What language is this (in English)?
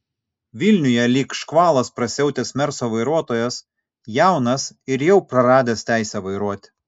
Lithuanian